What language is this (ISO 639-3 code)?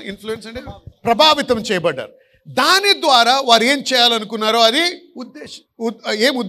tel